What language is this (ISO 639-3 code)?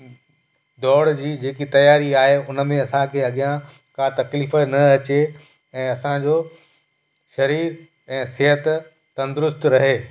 snd